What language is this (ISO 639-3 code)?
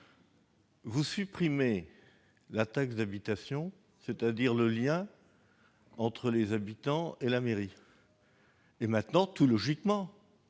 fra